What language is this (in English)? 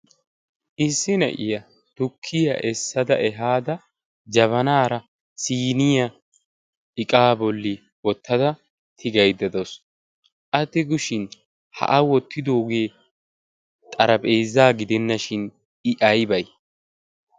Wolaytta